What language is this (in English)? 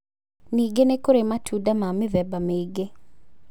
Kikuyu